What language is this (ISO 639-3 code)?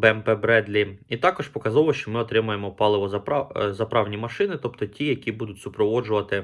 ukr